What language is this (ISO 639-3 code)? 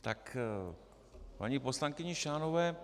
ces